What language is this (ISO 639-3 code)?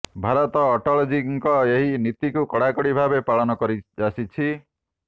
ori